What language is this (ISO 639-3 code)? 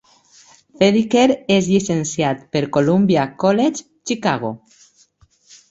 cat